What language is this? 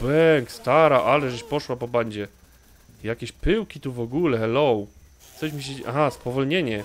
Polish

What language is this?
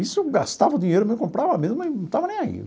Portuguese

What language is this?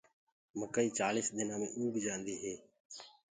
Gurgula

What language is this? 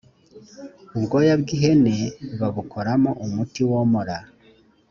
Kinyarwanda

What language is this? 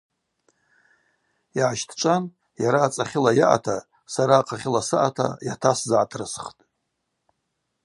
Abaza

